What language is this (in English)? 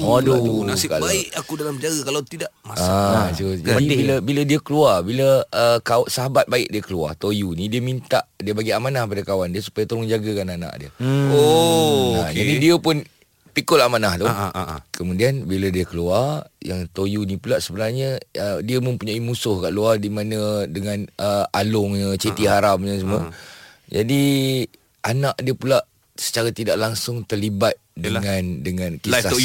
Malay